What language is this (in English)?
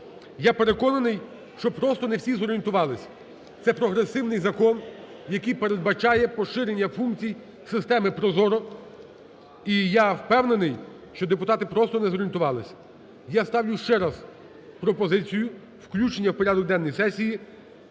Ukrainian